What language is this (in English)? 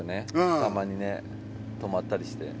Japanese